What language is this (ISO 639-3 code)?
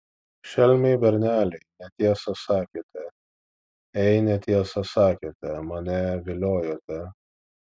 lit